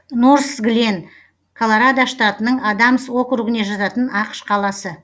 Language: Kazakh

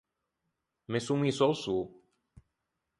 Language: Ligurian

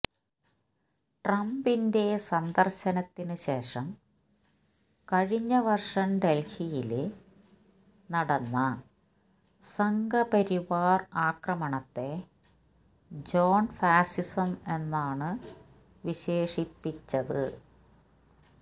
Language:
Malayalam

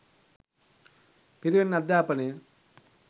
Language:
Sinhala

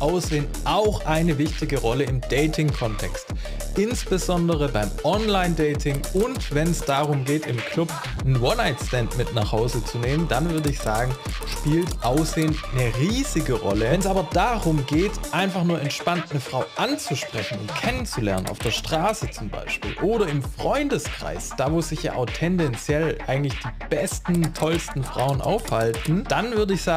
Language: German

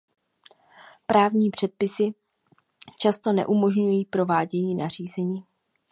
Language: Czech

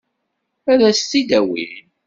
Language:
Kabyle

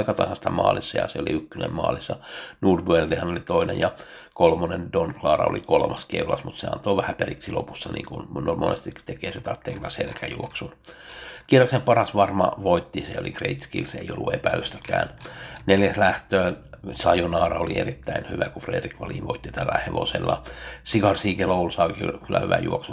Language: Finnish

